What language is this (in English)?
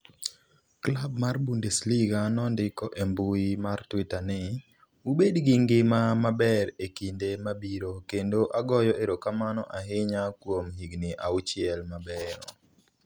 Luo (Kenya and Tanzania)